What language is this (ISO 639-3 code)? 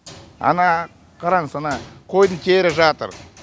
kaz